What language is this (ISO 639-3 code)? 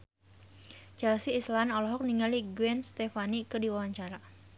sun